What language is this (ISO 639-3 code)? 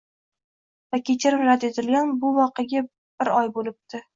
uzb